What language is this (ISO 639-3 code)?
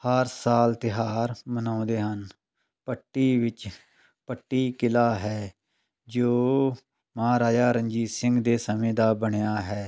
pan